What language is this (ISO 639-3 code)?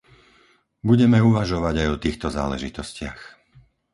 slk